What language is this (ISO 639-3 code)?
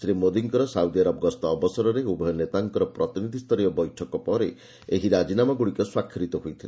ori